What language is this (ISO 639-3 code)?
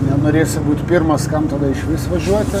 lit